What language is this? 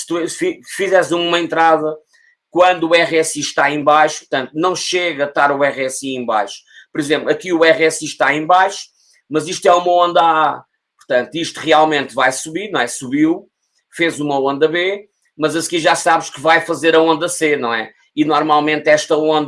Portuguese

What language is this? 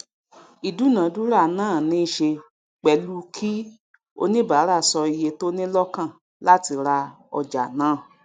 Yoruba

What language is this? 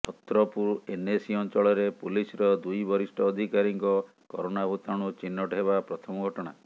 Odia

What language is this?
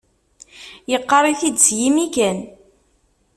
Kabyle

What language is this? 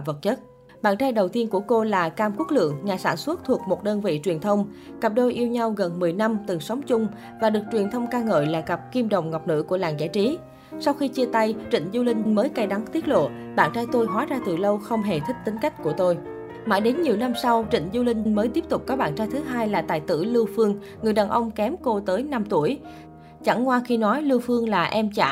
Vietnamese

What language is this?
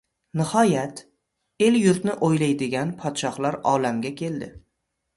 Uzbek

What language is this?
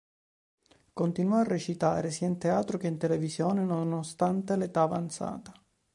Italian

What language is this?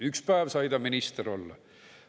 Estonian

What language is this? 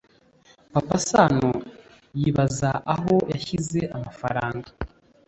Kinyarwanda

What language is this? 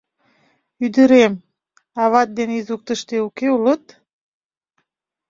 Mari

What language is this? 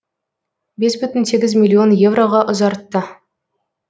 Kazakh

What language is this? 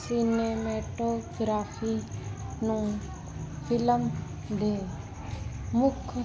Punjabi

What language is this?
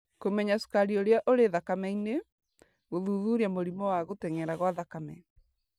Kikuyu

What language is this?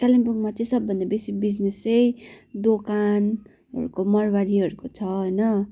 Nepali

